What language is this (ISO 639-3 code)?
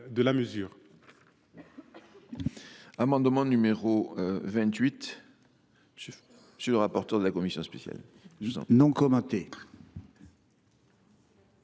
fra